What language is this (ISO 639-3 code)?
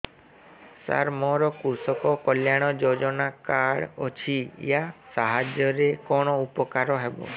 ori